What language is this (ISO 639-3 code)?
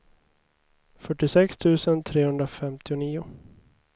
swe